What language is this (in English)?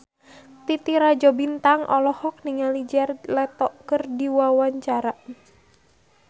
Sundanese